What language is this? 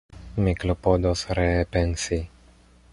Esperanto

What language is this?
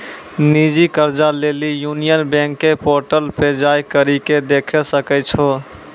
Maithili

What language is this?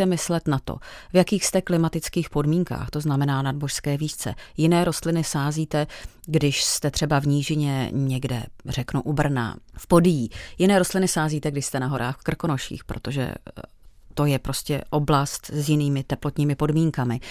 Czech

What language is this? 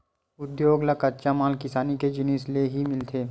Chhattisgarhi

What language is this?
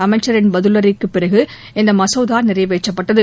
Tamil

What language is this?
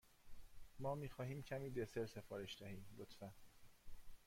Persian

